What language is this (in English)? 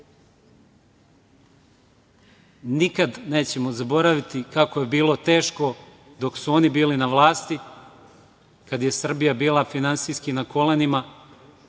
Serbian